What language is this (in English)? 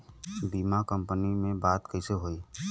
Bhojpuri